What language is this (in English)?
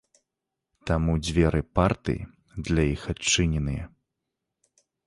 Belarusian